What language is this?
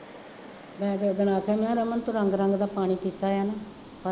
Punjabi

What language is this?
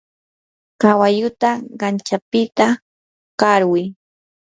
Yanahuanca Pasco Quechua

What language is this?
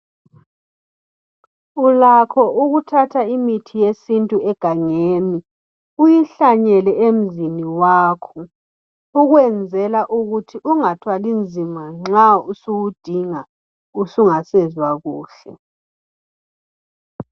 North Ndebele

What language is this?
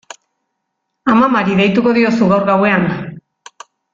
Basque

